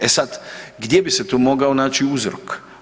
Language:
Croatian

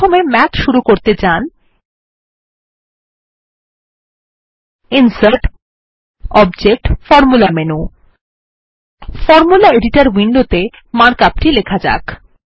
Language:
Bangla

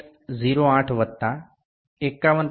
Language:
Gujarati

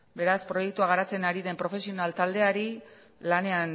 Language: Basque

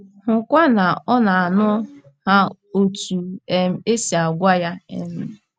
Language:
Igbo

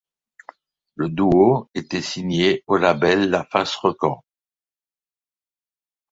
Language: French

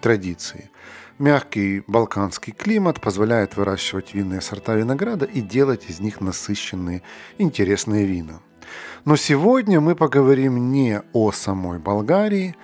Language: Russian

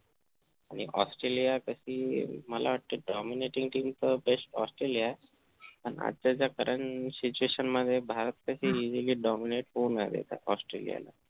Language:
Marathi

